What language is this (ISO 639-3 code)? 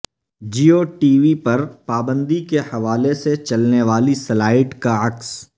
urd